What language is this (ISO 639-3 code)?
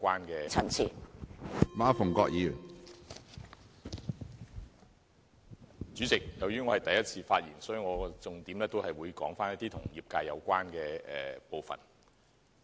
yue